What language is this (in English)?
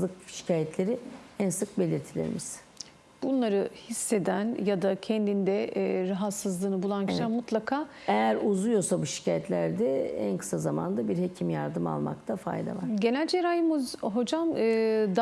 Turkish